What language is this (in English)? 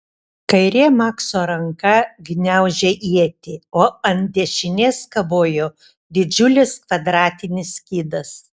Lithuanian